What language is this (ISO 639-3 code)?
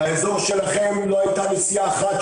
heb